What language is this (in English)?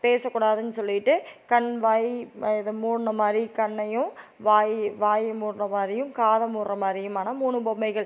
Tamil